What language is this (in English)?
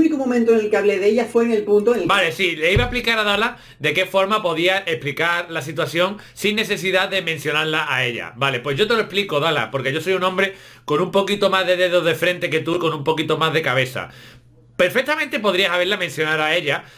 Spanish